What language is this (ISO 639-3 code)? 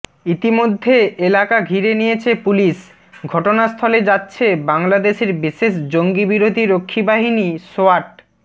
ben